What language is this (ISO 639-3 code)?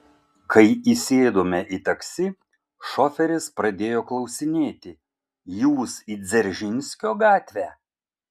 lit